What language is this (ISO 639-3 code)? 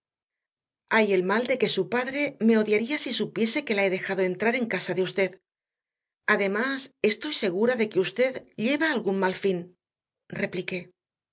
spa